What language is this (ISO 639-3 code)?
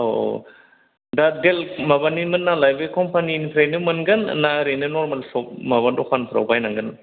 brx